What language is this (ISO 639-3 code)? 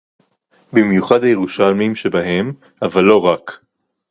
heb